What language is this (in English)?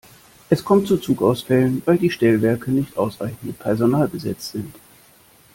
German